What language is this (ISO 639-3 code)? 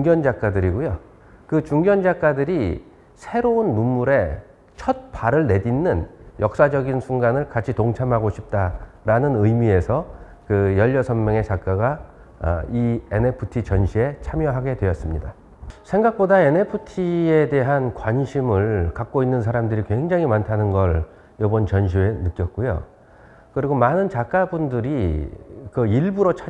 kor